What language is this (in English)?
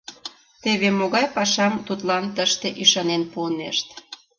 Mari